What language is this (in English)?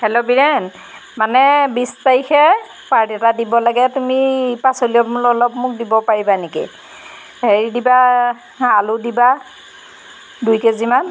Assamese